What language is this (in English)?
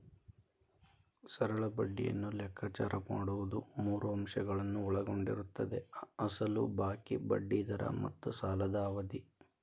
Kannada